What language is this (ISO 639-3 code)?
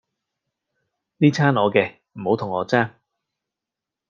yue